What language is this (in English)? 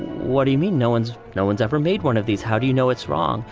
English